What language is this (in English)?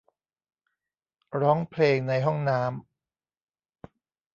Thai